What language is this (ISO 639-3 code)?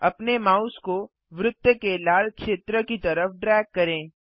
hin